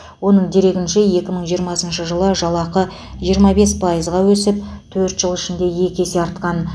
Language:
Kazakh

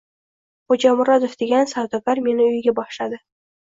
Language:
Uzbek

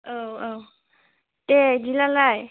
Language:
Bodo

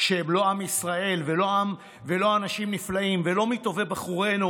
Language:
Hebrew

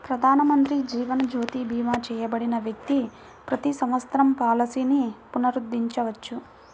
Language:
Telugu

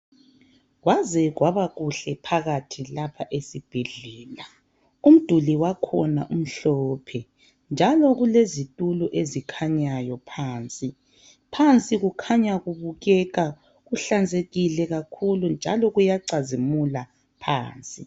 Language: North Ndebele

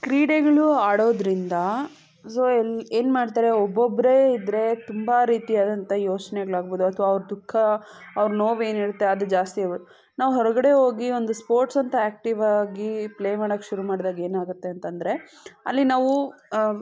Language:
Kannada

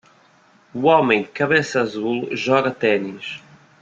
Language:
Portuguese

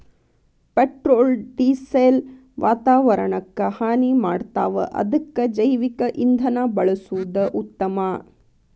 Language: Kannada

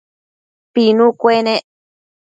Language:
Matsés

